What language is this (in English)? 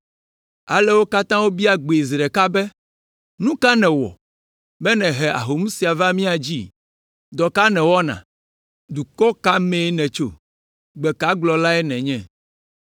Ewe